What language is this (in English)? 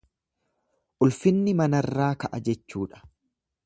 Oromo